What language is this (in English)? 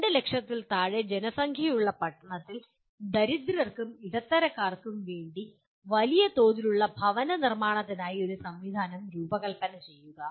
Malayalam